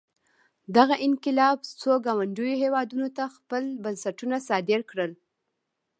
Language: Pashto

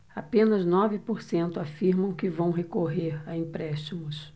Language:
Portuguese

